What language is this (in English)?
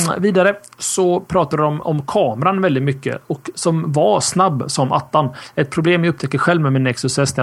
Swedish